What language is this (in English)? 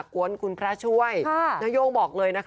Thai